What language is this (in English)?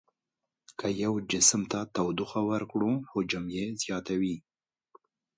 Pashto